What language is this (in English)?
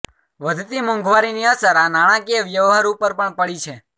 Gujarati